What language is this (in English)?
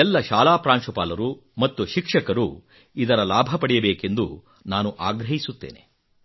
Kannada